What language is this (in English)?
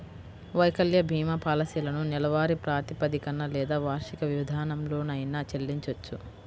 Telugu